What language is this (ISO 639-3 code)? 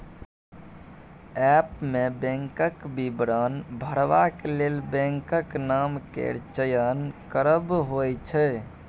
mai